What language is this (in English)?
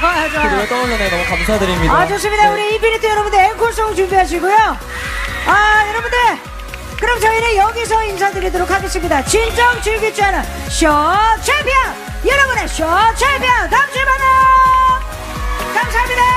Korean